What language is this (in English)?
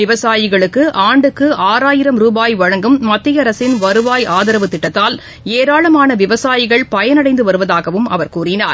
Tamil